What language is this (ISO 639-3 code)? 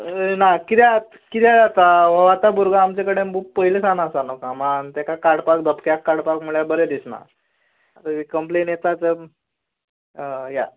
kok